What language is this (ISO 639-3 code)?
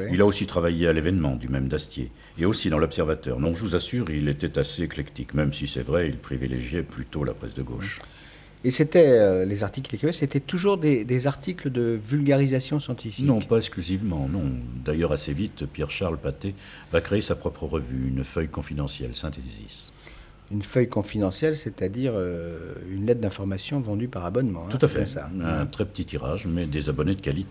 fra